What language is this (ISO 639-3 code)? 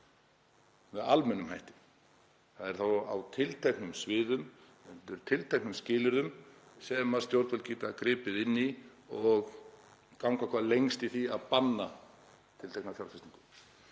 isl